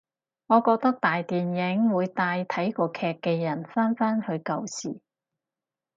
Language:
Cantonese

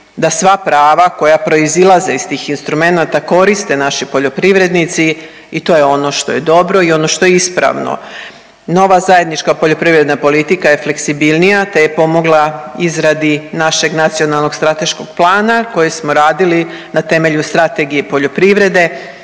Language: Croatian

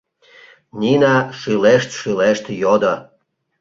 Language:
Mari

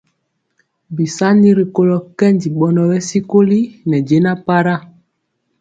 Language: Mpiemo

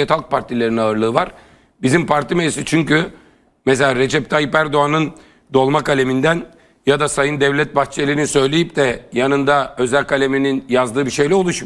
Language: Turkish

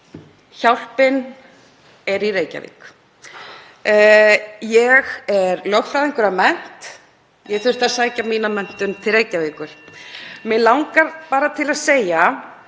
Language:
Icelandic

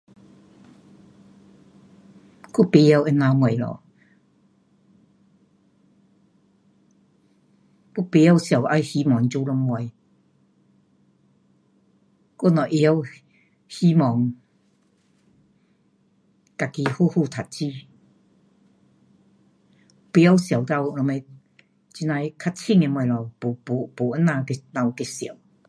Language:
Pu-Xian Chinese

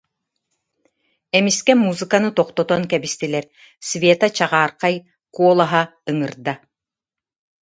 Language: Yakut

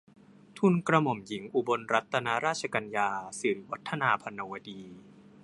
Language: Thai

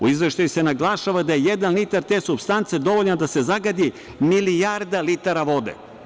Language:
Serbian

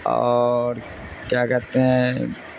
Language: Urdu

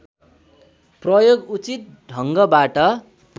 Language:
Nepali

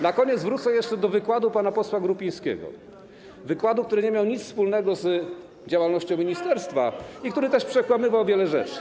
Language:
Polish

